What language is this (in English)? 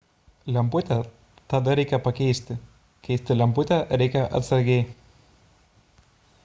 Lithuanian